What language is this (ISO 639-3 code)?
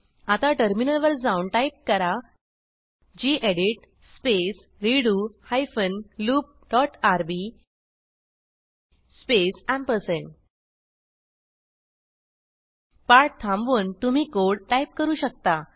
mar